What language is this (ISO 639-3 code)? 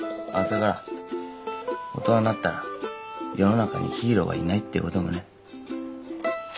jpn